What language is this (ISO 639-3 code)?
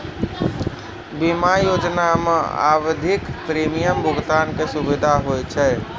mai